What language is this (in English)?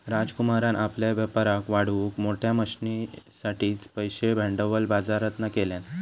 Marathi